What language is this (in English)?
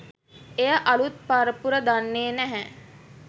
Sinhala